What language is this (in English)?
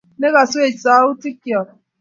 Kalenjin